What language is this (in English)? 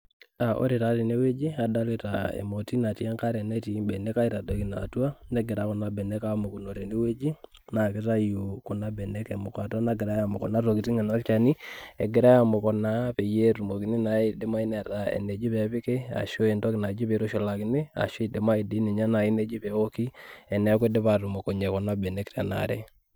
Masai